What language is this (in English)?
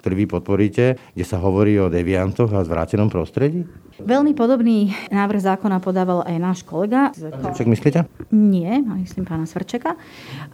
Slovak